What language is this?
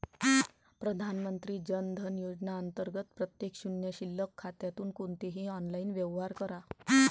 Marathi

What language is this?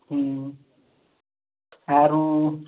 Odia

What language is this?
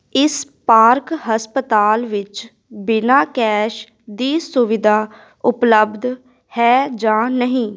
Punjabi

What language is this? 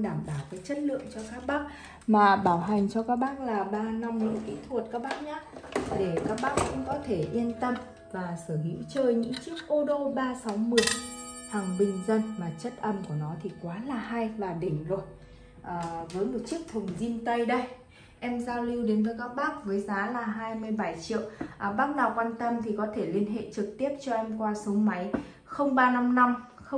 Vietnamese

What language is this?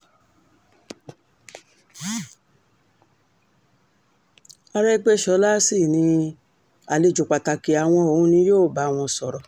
Yoruba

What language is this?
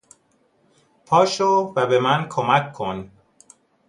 Persian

